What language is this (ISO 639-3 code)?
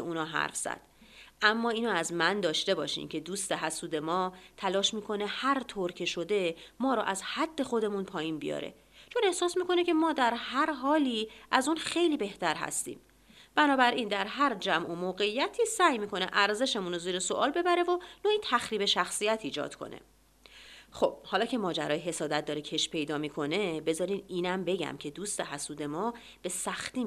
fas